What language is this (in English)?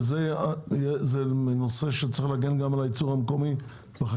Hebrew